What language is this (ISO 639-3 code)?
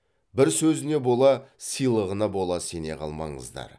kaz